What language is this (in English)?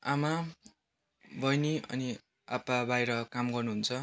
Nepali